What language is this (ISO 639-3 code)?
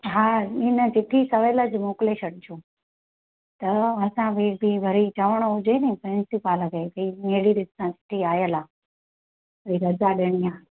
snd